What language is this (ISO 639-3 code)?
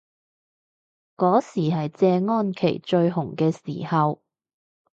yue